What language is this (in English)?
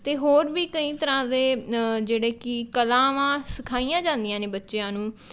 Punjabi